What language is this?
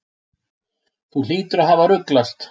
Icelandic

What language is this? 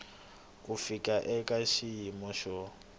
Tsonga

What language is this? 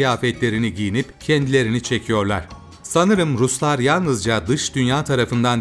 Turkish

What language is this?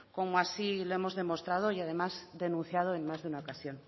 Spanish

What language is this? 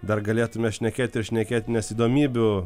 Lithuanian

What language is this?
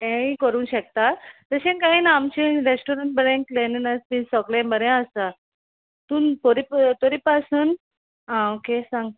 Konkani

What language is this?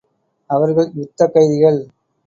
Tamil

